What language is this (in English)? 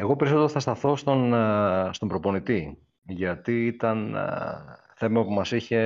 Greek